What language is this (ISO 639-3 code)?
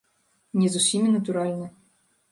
bel